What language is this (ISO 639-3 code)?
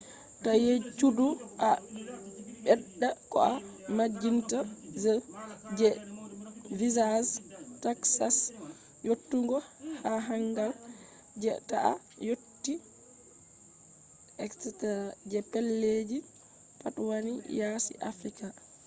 ful